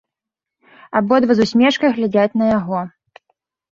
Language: Belarusian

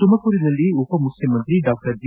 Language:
Kannada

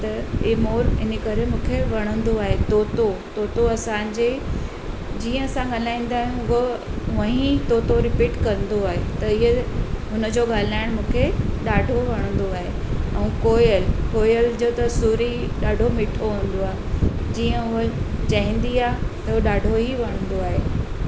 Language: Sindhi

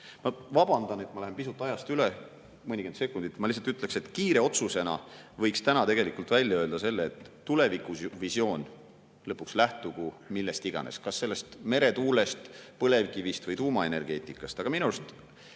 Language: Estonian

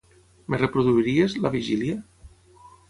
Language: Catalan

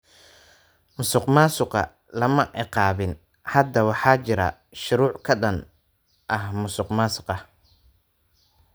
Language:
Somali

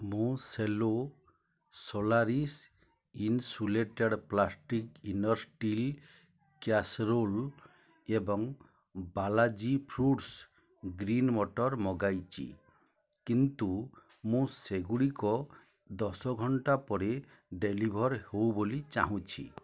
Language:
Odia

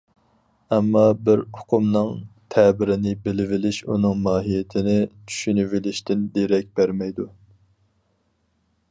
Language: Uyghur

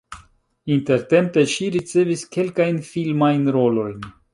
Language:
Esperanto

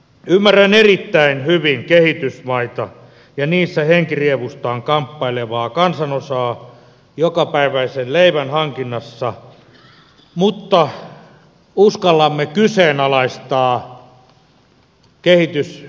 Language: Finnish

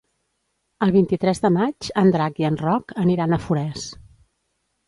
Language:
Catalan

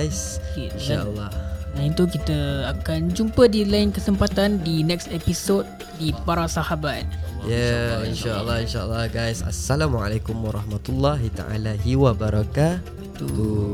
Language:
Malay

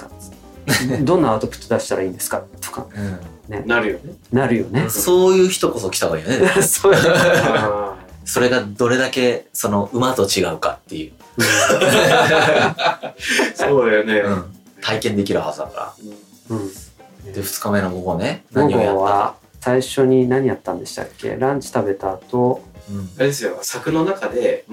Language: Japanese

